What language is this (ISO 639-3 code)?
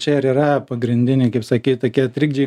lit